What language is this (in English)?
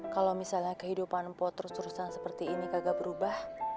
Indonesian